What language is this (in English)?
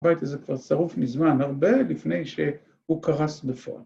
Hebrew